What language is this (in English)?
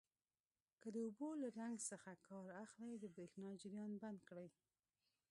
Pashto